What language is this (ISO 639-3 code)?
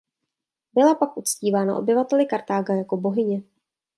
ces